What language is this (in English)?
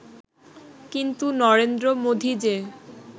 Bangla